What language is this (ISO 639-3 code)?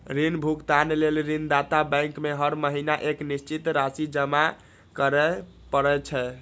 mai